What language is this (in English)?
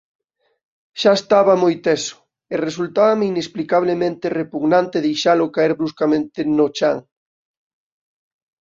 Galician